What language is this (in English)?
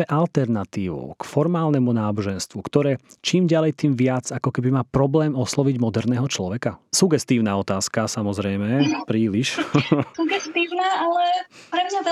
Slovak